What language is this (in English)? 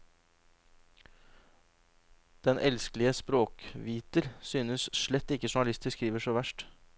Norwegian